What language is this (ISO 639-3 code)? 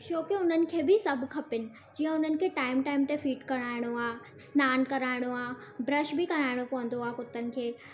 snd